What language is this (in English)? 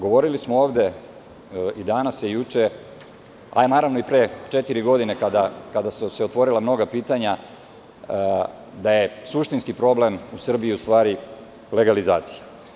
Serbian